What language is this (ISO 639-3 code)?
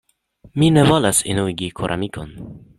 epo